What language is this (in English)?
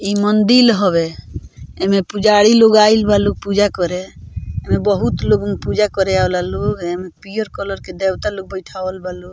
Bhojpuri